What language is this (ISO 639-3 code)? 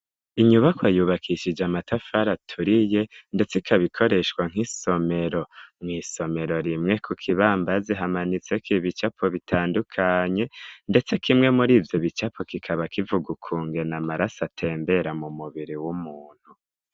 run